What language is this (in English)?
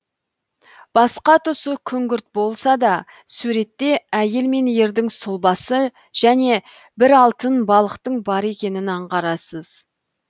Kazakh